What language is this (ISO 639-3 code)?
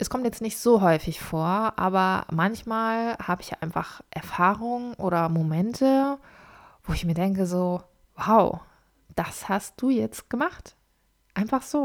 deu